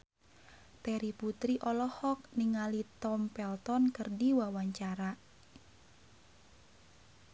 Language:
Sundanese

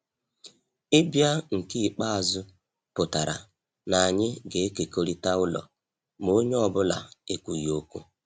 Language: Igbo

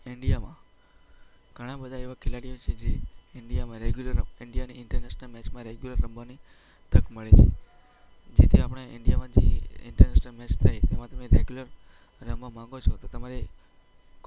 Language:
Gujarati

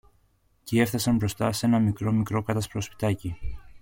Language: Greek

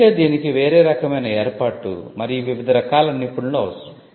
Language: Telugu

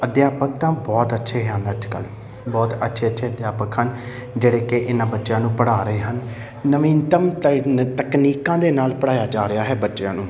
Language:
Punjabi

